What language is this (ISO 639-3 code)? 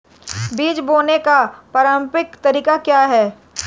hin